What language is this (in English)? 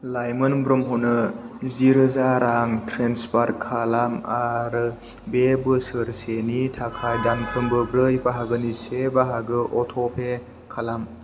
Bodo